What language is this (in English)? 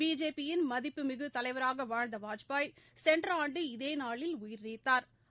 Tamil